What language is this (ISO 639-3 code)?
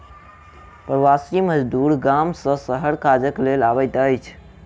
mai